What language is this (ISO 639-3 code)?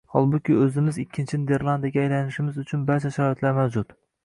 uzb